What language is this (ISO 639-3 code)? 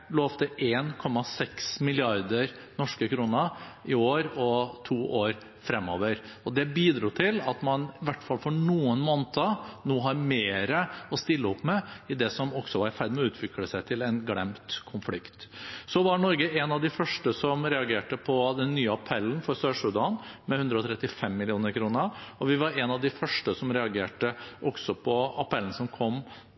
nob